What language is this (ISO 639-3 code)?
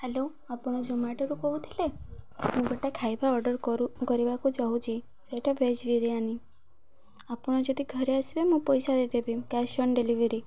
ori